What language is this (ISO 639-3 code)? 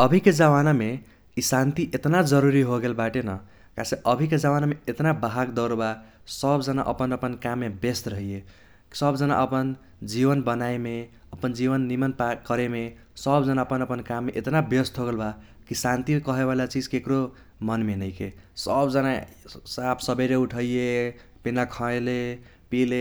thq